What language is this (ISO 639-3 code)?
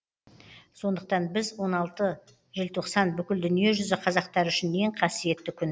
kaz